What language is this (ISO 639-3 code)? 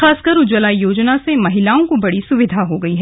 hin